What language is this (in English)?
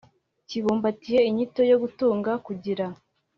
Kinyarwanda